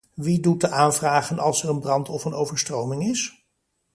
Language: Dutch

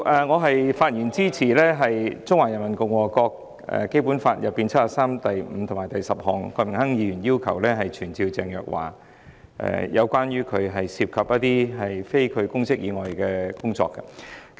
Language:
Cantonese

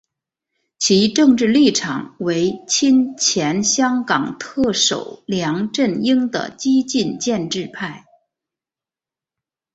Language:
Chinese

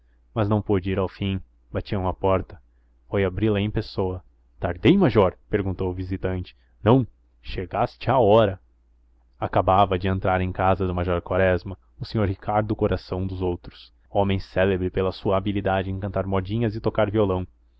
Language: Portuguese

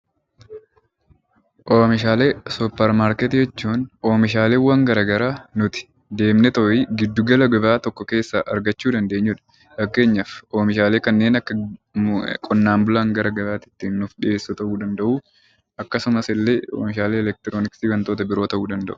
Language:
Oromo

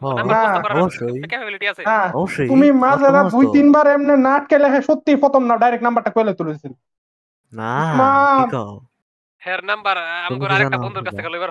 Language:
Bangla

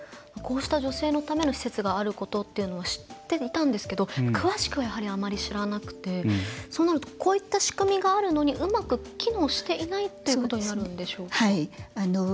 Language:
Japanese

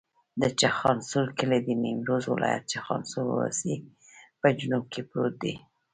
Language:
Pashto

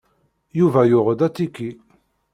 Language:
Kabyle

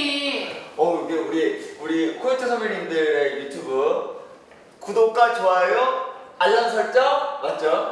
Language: Korean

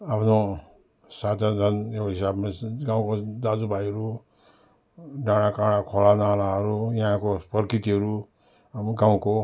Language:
Nepali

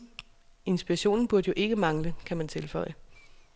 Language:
Danish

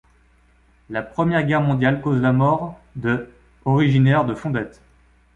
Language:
French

